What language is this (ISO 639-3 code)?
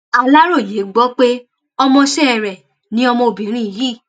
yor